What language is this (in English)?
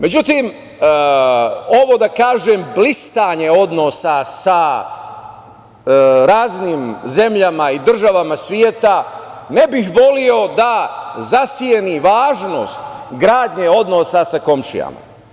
Serbian